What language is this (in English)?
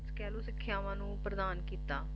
Punjabi